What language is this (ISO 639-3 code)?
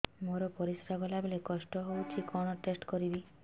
ori